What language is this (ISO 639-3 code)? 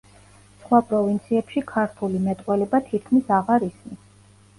kat